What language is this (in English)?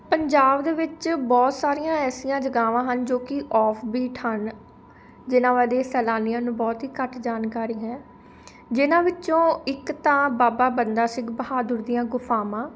Punjabi